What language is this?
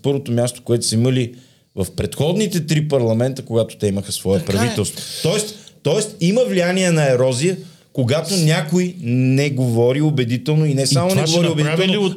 Bulgarian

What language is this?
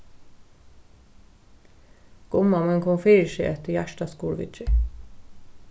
Faroese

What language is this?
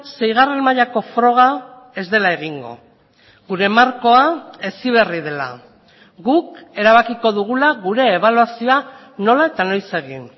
Basque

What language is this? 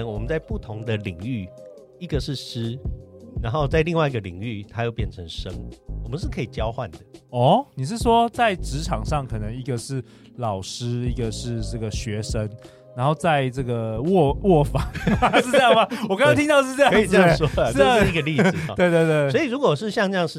Chinese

